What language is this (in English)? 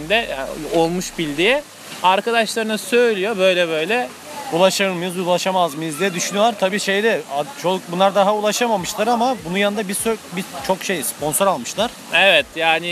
Turkish